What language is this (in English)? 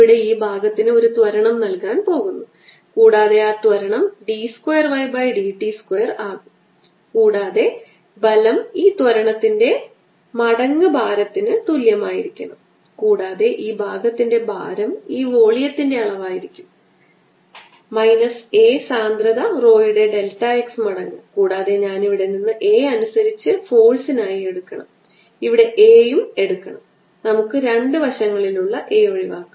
Malayalam